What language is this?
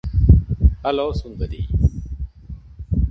Malayalam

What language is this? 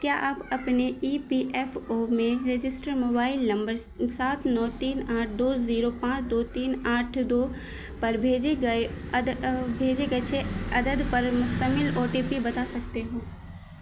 Urdu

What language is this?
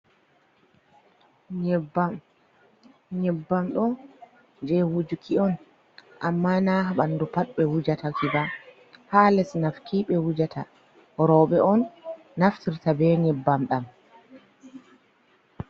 Fula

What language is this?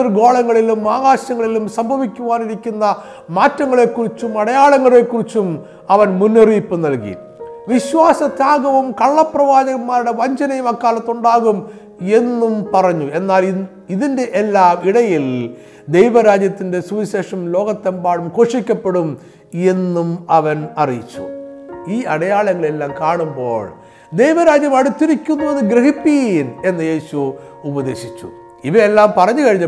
Malayalam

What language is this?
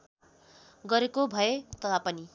Nepali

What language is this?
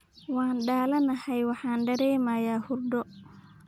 Somali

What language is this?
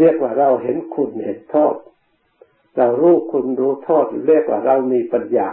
Thai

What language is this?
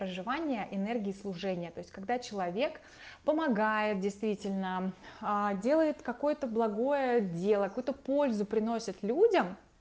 Russian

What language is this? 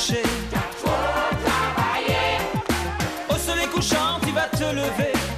French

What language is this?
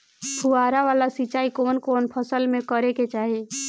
Bhojpuri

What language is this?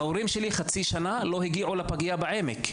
Hebrew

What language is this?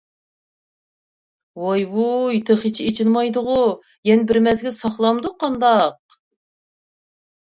Uyghur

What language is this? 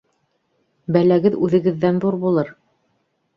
Bashkir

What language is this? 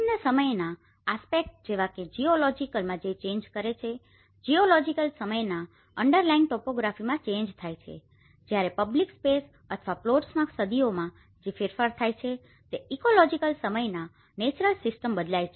Gujarati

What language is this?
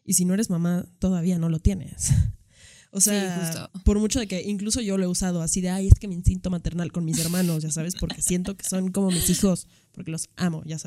Spanish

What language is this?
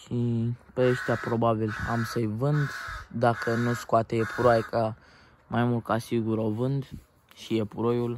Romanian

